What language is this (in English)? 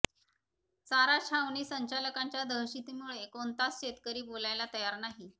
Marathi